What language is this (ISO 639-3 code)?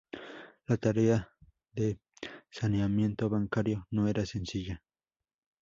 spa